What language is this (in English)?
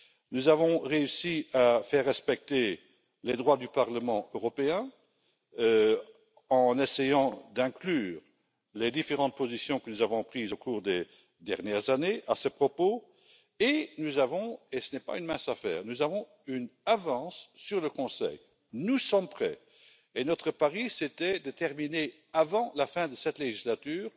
French